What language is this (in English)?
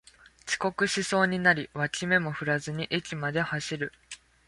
Japanese